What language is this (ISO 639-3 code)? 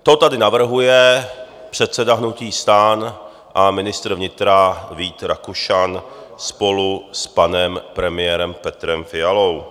ces